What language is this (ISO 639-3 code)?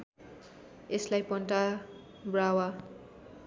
nep